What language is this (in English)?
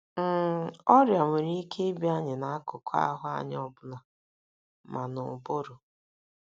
Igbo